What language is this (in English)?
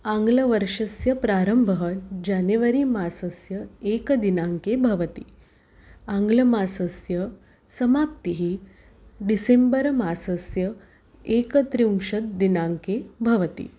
Sanskrit